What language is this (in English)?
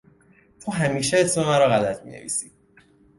Persian